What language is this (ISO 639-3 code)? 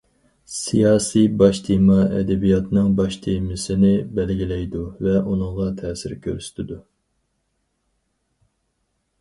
uig